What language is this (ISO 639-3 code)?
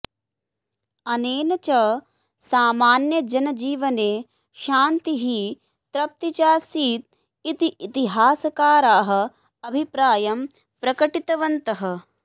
san